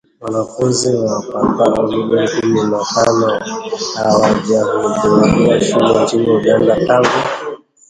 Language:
Swahili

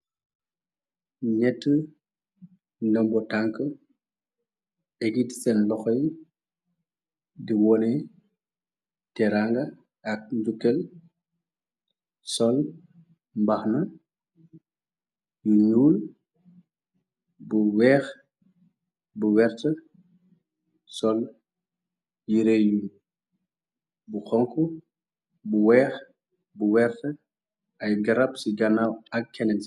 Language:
Wolof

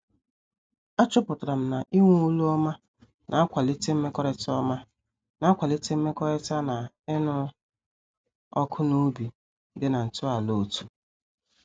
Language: Igbo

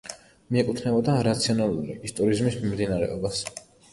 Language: Georgian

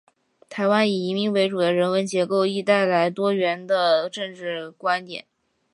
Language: Chinese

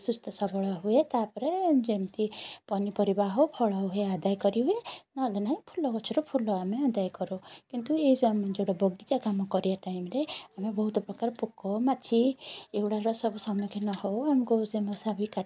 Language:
Odia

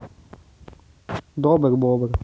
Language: Russian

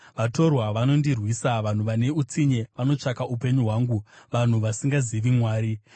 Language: Shona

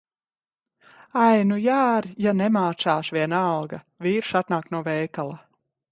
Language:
Latvian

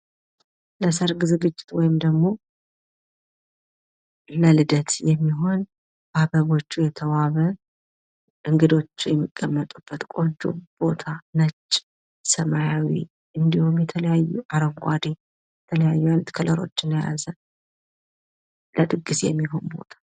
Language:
Amharic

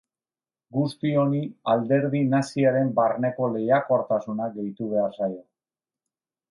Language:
Basque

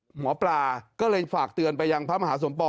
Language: Thai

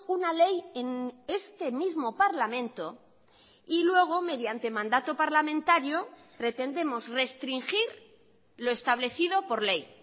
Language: Spanish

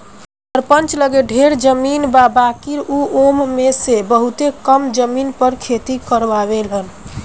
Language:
Bhojpuri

